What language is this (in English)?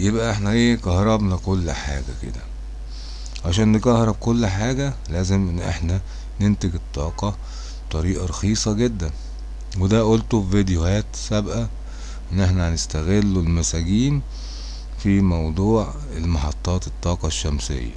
Arabic